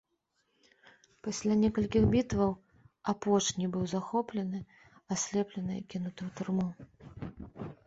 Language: Belarusian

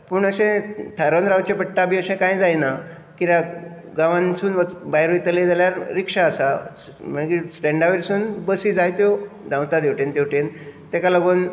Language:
Konkani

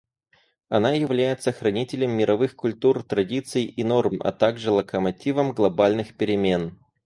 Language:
Russian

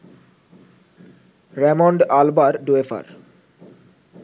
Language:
Bangla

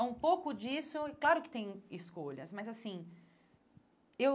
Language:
Portuguese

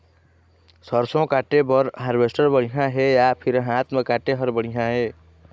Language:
Chhattisgarhi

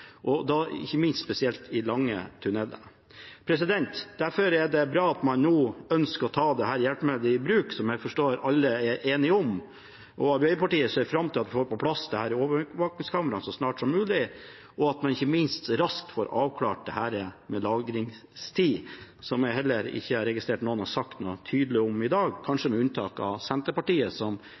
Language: Norwegian Bokmål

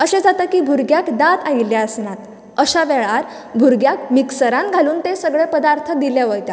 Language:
Konkani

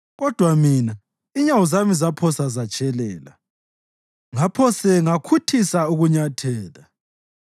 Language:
North Ndebele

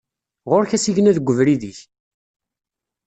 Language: Kabyle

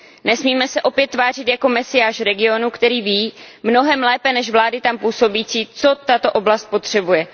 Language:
Czech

